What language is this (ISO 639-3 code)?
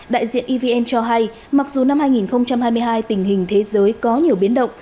vie